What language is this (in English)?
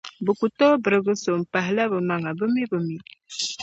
Dagbani